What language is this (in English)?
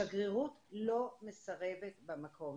Hebrew